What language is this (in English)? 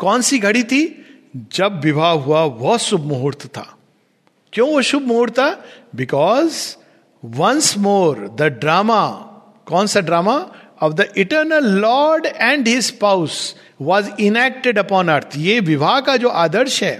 Hindi